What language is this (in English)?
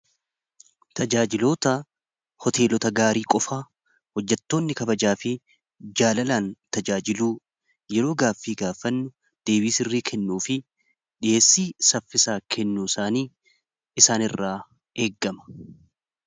Oromo